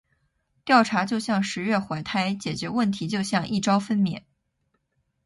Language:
Chinese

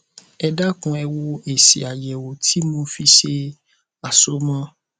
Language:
Yoruba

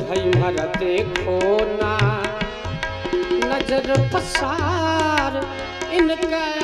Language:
Hindi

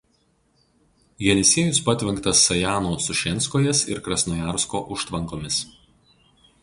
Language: Lithuanian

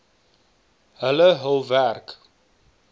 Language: Afrikaans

